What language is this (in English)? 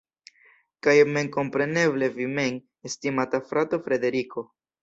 Esperanto